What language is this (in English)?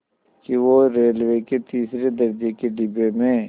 Hindi